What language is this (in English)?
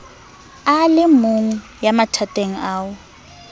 Southern Sotho